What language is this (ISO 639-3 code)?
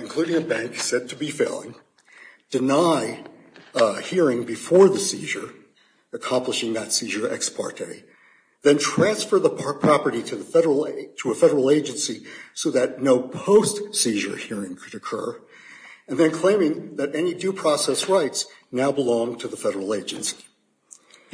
eng